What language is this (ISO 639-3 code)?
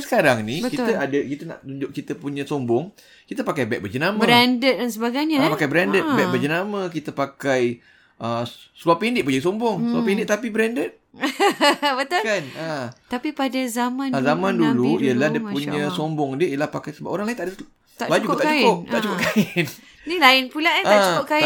msa